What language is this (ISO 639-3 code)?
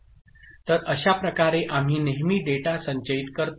mar